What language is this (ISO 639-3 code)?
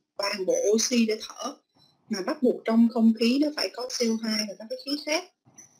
vie